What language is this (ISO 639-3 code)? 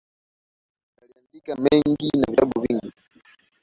swa